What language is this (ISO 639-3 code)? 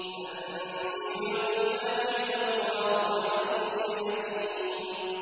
ara